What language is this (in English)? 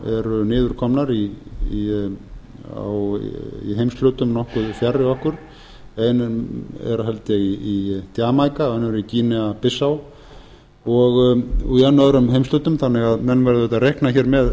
Icelandic